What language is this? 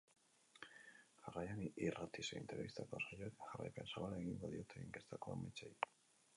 Basque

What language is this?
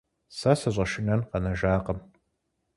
Kabardian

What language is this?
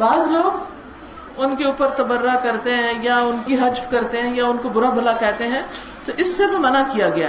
Urdu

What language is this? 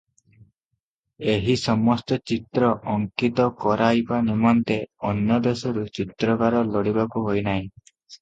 Odia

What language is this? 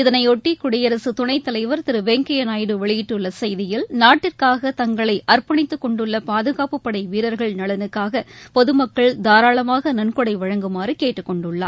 Tamil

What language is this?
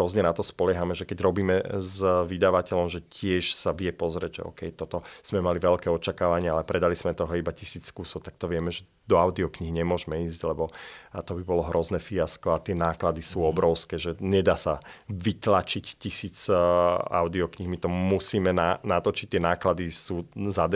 Slovak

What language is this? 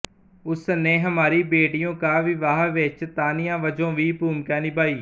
Punjabi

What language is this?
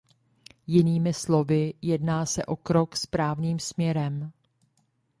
Czech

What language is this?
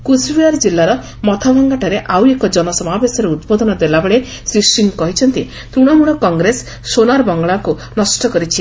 Odia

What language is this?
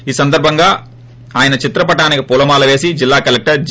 Telugu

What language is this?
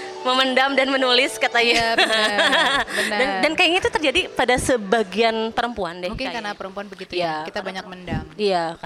Indonesian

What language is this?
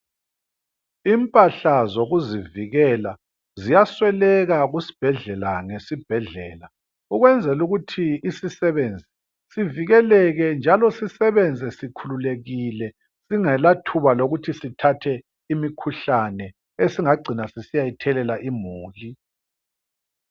North Ndebele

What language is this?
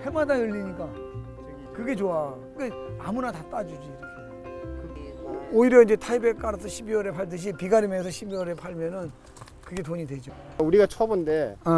Korean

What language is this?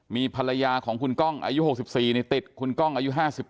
Thai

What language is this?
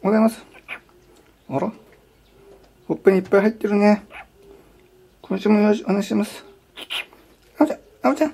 Japanese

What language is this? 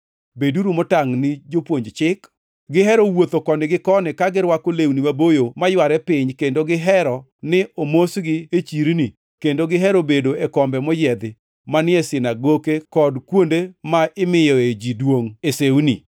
Luo (Kenya and Tanzania)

